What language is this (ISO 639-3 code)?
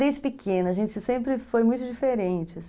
por